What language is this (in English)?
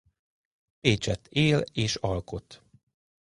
Hungarian